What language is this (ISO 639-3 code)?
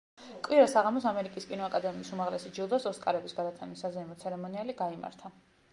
kat